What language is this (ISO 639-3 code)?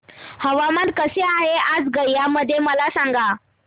mar